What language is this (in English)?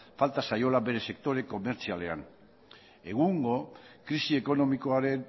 Basque